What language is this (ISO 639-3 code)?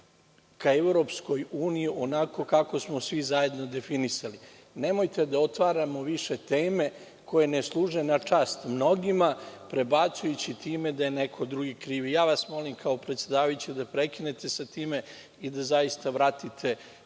srp